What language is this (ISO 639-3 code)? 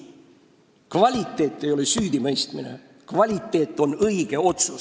est